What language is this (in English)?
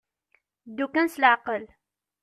Kabyle